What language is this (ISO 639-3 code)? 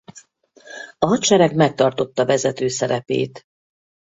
hun